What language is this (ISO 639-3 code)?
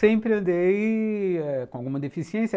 por